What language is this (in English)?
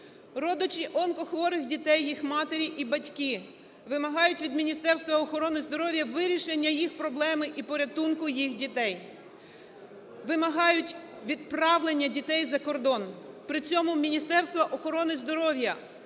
Ukrainian